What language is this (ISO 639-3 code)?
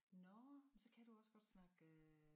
dan